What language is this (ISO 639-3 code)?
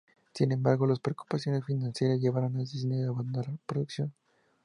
spa